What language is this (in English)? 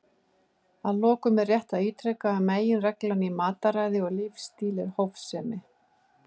Icelandic